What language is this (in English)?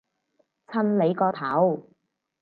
Cantonese